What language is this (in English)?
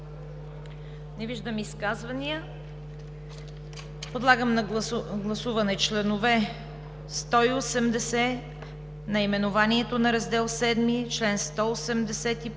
Bulgarian